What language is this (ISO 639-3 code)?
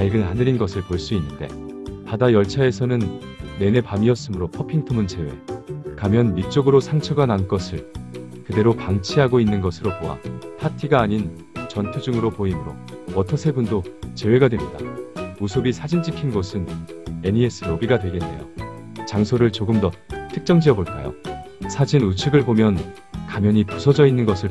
kor